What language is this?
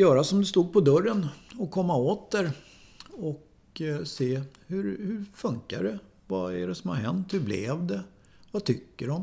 Swedish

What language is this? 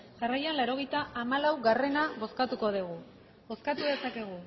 Basque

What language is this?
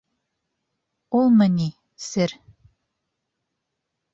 Bashkir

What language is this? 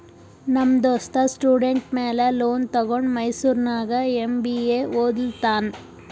Kannada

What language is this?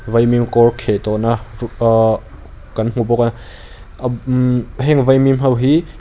Mizo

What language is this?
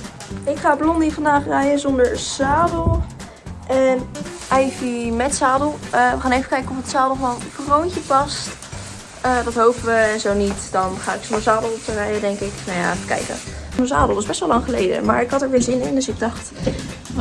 Dutch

